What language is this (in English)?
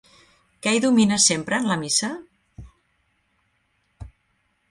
Catalan